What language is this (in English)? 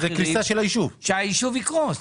Hebrew